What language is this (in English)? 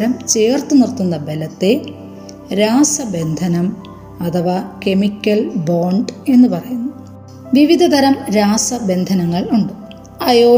Malayalam